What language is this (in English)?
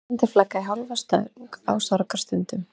Icelandic